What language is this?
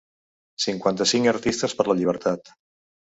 Catalan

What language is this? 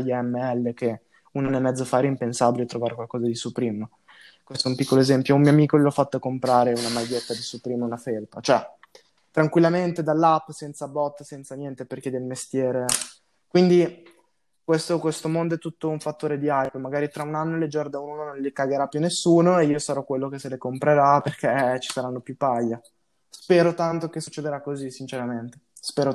Italian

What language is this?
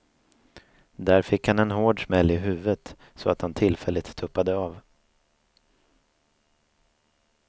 Swedish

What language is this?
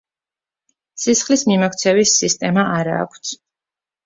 Georgian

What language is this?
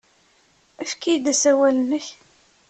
Kabyle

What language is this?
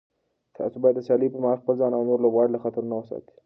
Pashto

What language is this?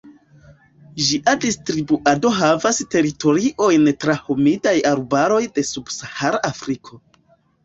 Esperanto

